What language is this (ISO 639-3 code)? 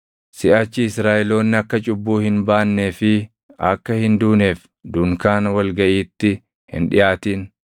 orm